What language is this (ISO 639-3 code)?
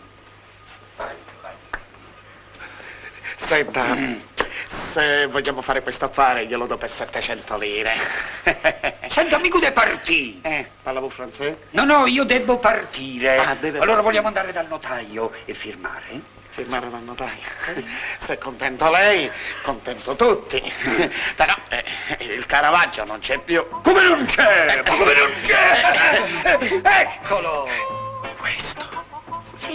ita